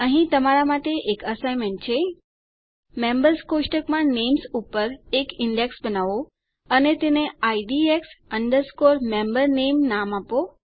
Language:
Gujarati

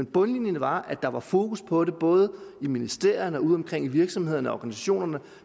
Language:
Danish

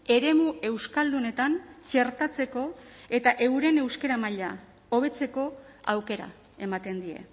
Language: Basque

